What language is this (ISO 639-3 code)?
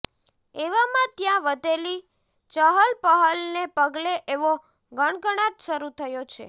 guj